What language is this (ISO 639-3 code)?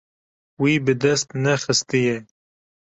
kur